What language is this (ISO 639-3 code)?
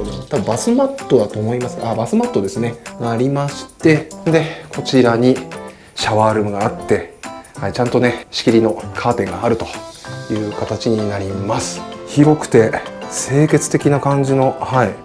jpn